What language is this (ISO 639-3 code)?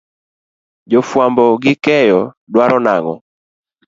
luo